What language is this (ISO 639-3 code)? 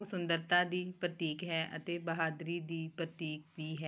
pan